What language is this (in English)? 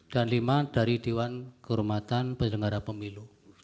Indonesian